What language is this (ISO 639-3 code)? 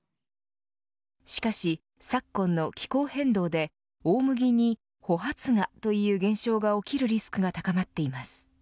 jpn